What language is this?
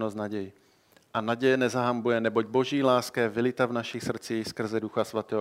Czech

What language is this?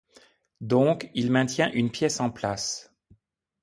French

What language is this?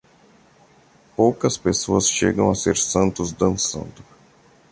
Portuguese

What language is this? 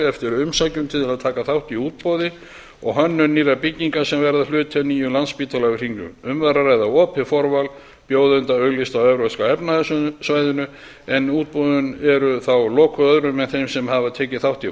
Icelandic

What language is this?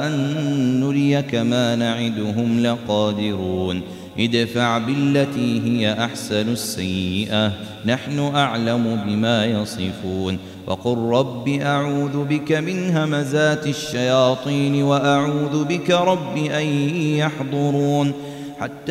Arabic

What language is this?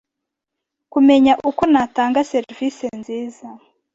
Kinyarwanda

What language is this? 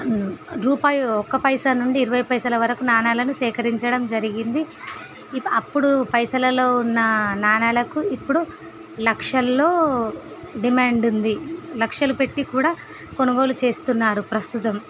Telugu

